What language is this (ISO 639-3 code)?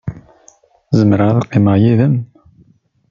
kab